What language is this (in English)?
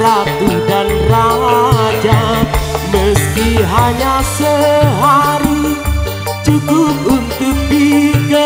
Indonesian